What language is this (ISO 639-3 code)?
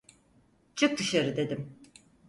tur